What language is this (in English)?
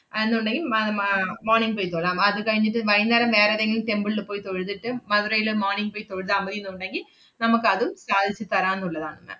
Malayalam